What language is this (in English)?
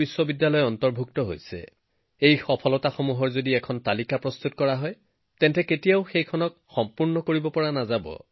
Assamese